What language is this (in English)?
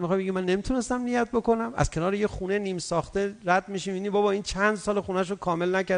Persian